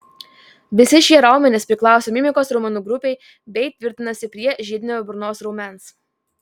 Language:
Lithuanian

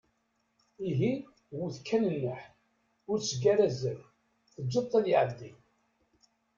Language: Kabyle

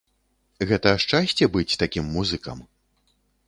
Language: Belarusian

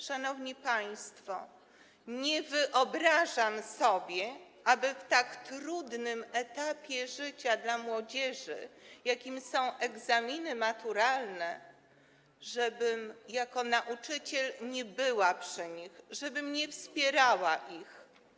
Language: Polish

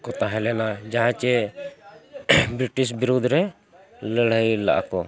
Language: Santali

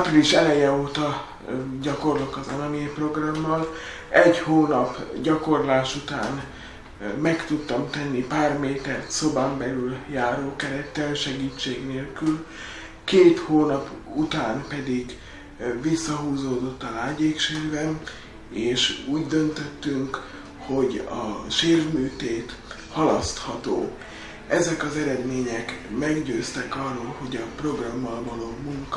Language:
Hungarian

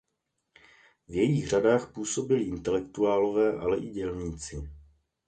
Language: Czech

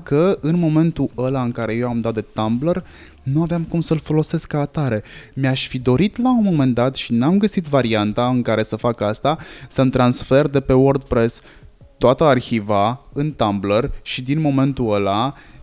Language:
Romanian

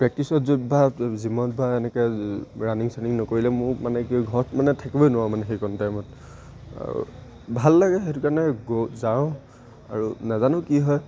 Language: Assamese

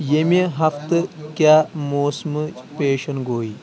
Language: Kashmiri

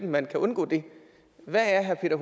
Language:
Danish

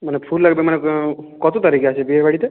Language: Bangla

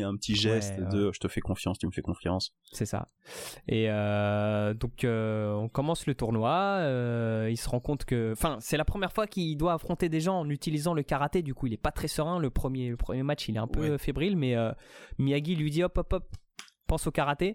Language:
French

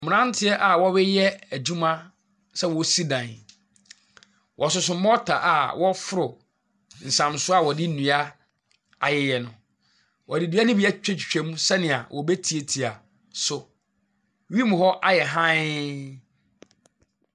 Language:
Akan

